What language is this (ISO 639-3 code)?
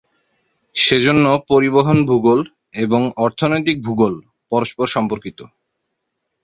ben